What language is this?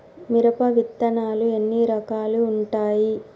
Telugu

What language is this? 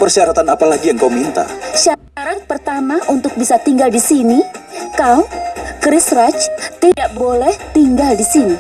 Indonesian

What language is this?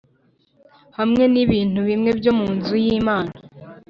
Kinyarwanda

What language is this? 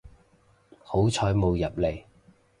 Cantonese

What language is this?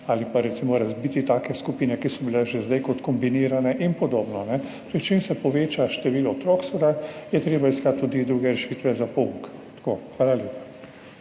Slovenian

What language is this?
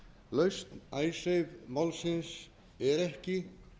Icelandic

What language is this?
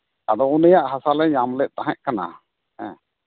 Santali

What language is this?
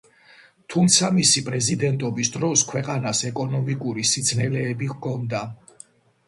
Georgian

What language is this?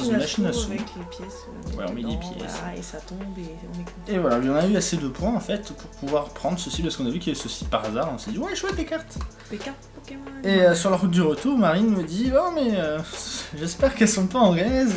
French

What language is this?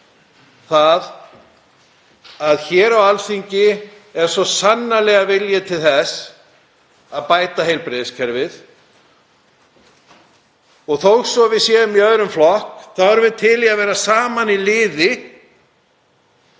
Icelandic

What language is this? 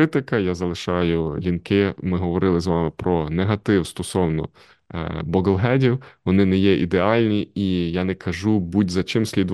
Ukrainian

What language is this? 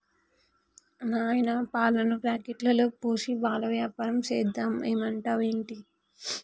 Telugu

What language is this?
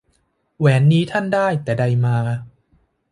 Thai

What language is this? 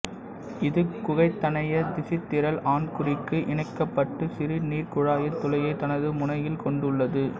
Tamil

